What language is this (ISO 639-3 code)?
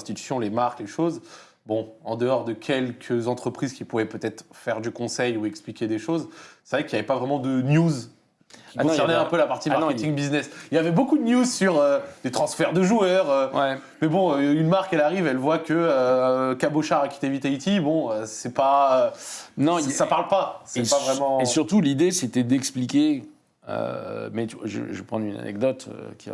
fra